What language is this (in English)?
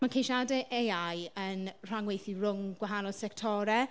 Welsh